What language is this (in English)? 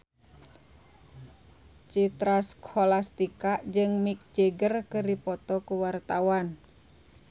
Sundanese